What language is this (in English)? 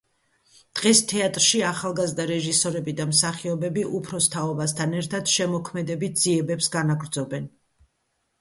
Georgian